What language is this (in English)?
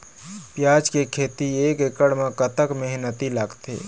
Chhattisgarhi